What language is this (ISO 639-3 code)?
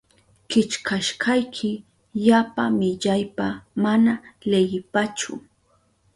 qup